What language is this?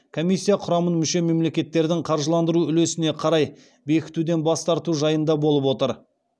Kazakh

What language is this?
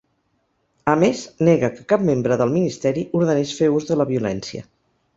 Catalan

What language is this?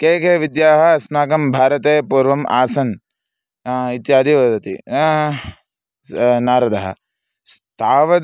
Sanskrit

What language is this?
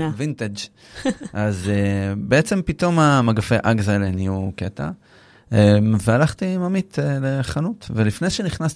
Hebrew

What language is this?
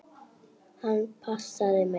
Icelandic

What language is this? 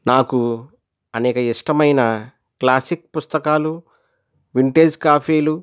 Telugu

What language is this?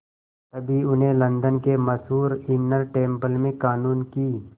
Hindi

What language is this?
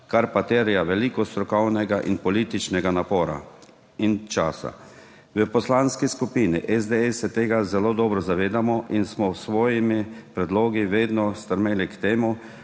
Slovenian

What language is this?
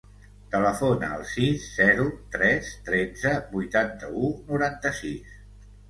Catalan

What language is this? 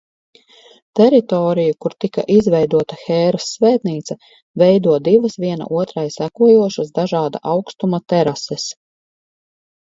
Latvian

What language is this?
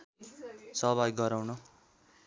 Nepali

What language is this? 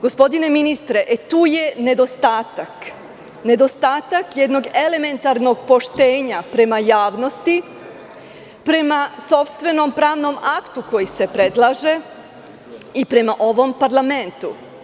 Serbian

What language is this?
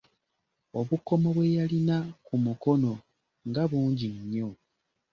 Ganda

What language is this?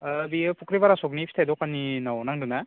Bodo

